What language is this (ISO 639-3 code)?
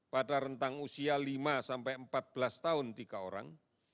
ind